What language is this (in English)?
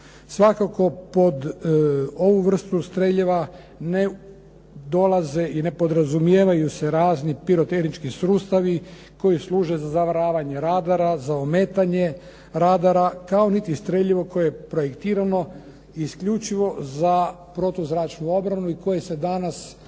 Croatian